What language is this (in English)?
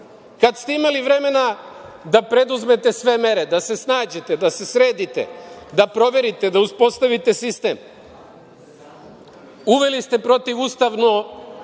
Serbian